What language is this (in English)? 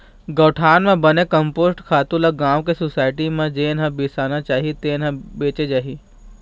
Chhattisgarhi